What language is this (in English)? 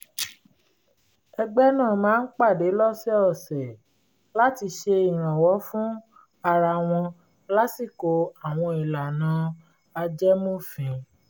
Yoruba